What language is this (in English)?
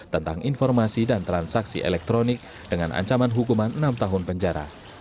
Indonesian